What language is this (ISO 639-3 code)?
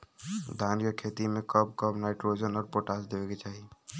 bho